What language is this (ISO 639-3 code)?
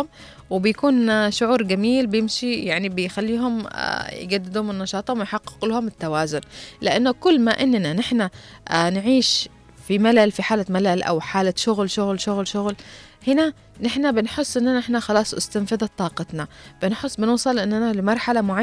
ara